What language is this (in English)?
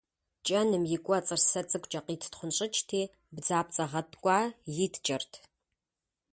Kabardian